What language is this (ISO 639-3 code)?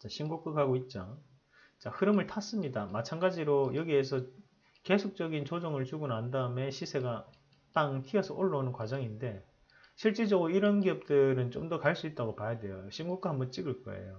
kor